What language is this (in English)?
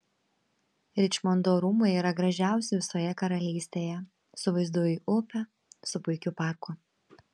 Lithuanian